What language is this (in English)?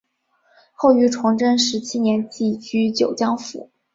Chinese